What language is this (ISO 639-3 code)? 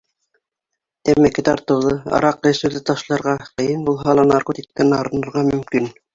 bak